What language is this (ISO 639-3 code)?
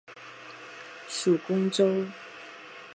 zho